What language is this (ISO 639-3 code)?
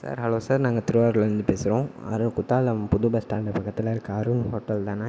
tam